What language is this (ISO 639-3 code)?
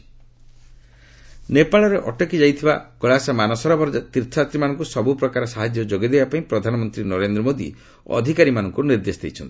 ori